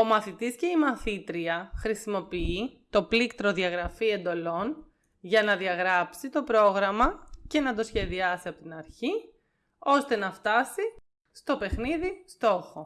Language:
Greek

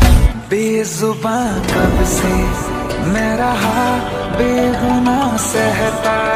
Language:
Polish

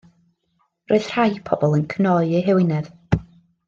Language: Welsh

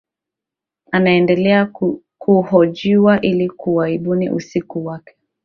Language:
Swahili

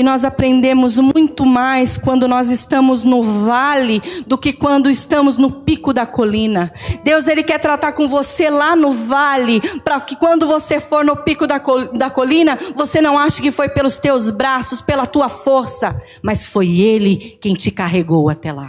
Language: Portuguese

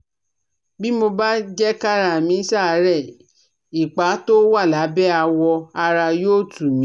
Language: Yoruba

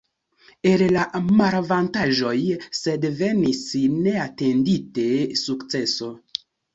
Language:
Esperanto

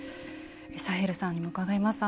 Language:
Japanese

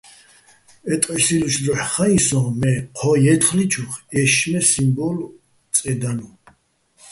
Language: Bats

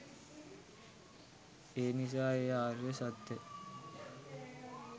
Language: Sinhala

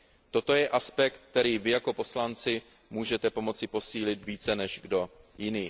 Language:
Czech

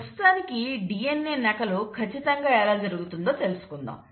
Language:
Telugu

